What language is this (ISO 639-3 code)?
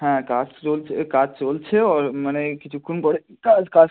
ben